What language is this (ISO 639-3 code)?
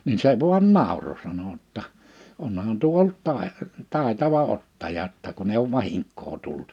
fin